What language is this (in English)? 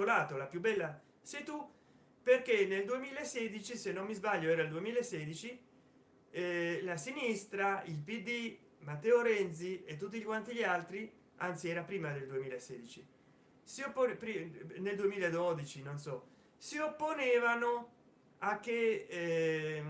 Italian